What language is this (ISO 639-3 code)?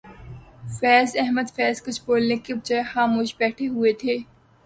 urd